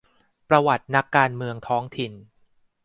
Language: Thai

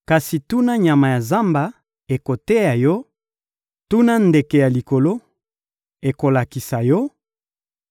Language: Lingala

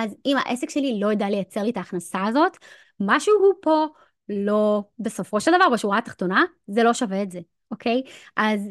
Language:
Hebrew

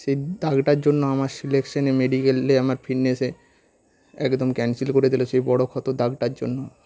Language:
Bangla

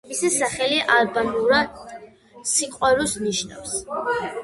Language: Georgian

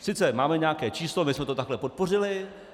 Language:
Czech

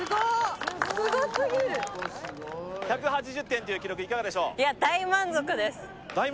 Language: Japanese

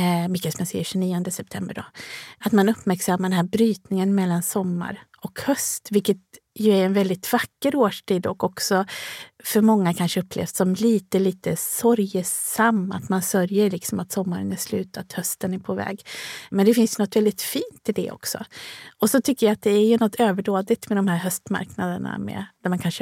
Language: Swedish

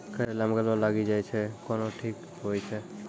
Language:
Maithili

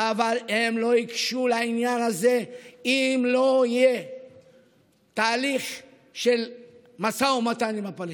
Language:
Hebrew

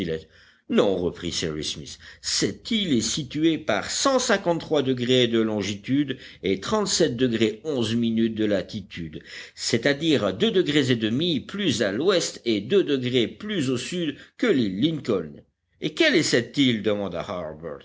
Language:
French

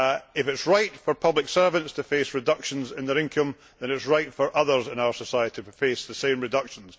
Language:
English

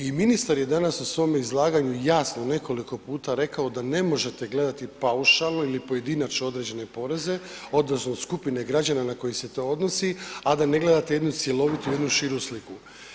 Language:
Croatian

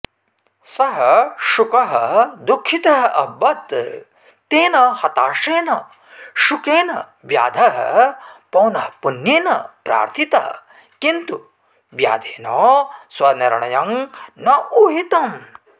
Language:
Sanskrit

